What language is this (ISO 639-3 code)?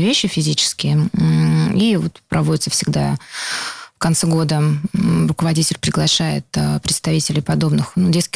rus